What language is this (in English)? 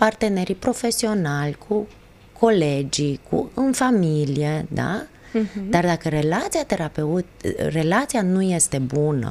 Romanian